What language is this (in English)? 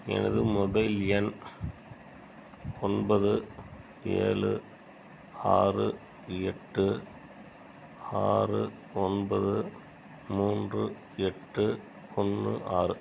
Tamil